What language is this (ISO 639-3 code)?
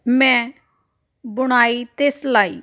pan